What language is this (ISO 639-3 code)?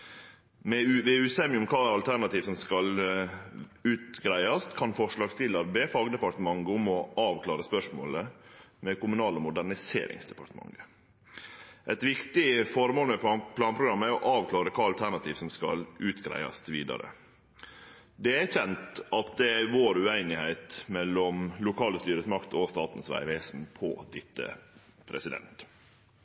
nno